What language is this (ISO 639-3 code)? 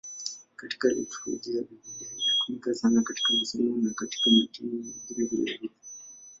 swa